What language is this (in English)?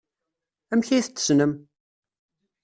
Kabyle